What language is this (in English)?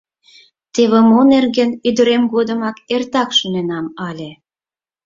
Mari